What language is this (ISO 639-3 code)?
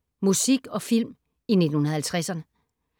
dan